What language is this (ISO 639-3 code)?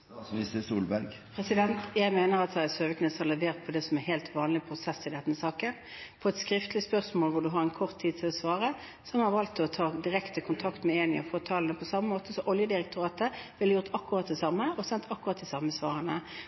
nob